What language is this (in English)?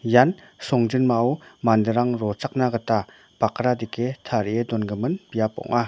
Garo